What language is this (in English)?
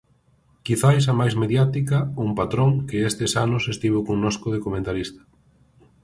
Galician